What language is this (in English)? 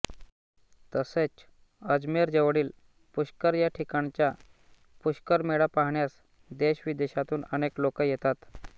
Marathi